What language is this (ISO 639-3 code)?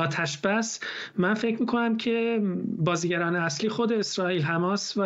fas